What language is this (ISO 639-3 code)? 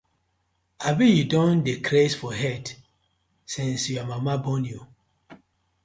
pcm